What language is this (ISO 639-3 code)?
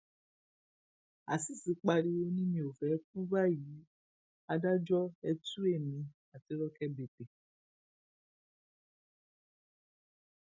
yor